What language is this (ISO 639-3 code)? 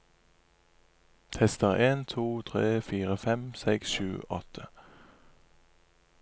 nor